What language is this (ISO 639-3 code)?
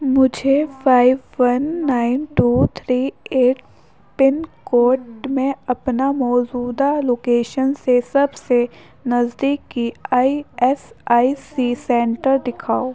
urd